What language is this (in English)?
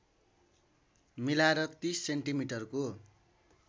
Nepali